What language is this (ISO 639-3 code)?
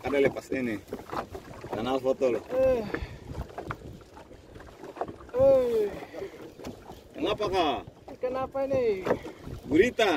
ind